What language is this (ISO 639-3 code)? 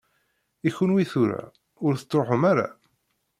kab